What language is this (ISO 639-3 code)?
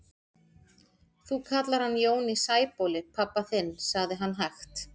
isl